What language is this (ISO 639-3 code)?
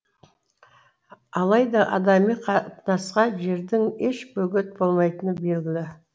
kaz